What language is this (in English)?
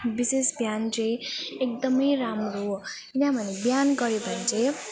Nepali